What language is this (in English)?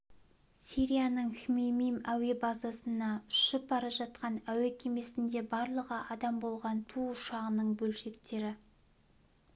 Kazakh